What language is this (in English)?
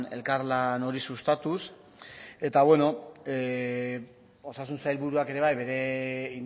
Basque